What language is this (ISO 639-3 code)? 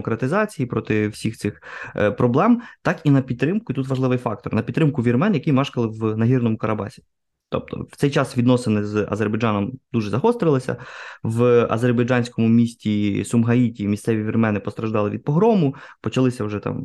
ukr